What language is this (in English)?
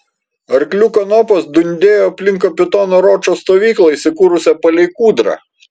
Lithuanian